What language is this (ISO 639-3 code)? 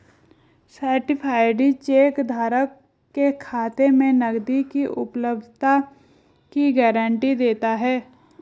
hin